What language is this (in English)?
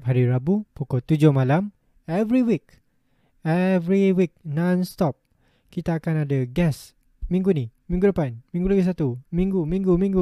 Malay